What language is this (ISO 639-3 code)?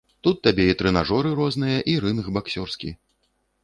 bel